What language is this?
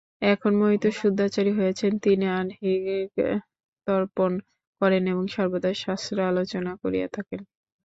Bangla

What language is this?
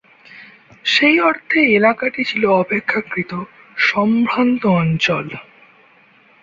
Bangla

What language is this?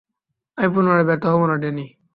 Bangla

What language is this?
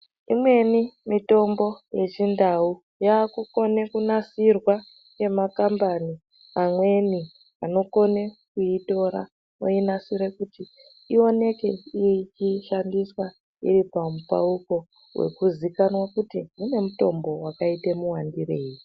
Ndau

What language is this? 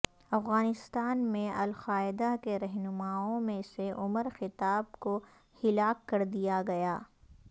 Urdu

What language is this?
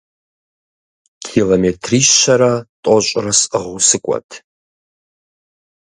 Kabardian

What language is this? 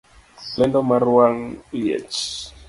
Luo (Kenya and Tanzania)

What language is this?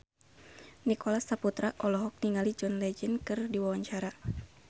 Sundanese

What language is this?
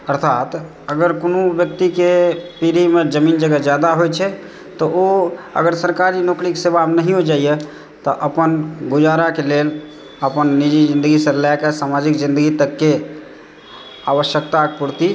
Maithili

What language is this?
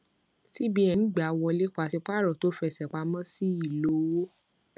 Yoruba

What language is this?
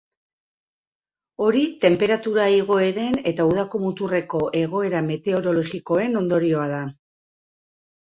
Basque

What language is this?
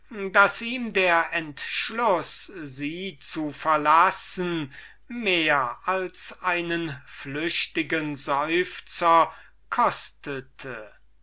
German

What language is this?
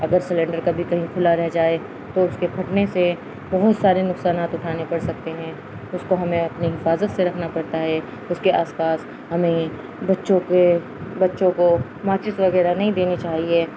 Urdu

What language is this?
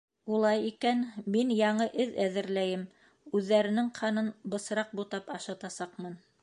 Bashkir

